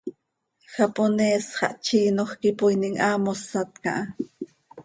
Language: Seri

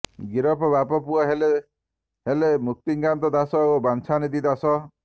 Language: Odia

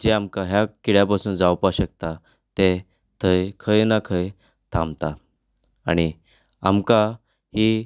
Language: Konkani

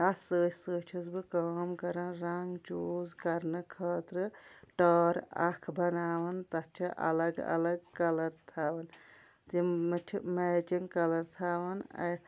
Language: Kashmiri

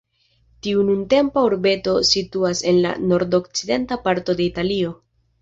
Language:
Esperanto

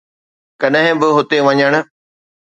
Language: Sindhi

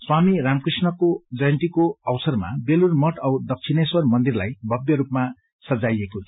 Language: Nepali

